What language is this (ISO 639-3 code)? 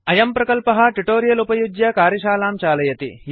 san